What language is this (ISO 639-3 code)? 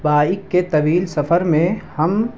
urd